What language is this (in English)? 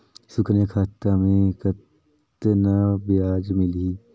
Chhattisgarhi